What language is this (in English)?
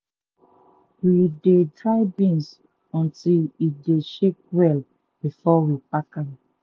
Nigerian Pidgin